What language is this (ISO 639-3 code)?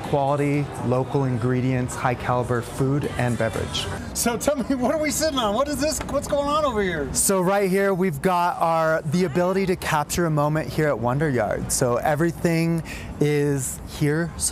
eng